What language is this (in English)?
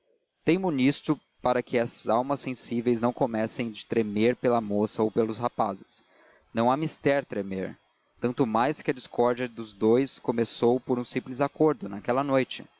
Portuguese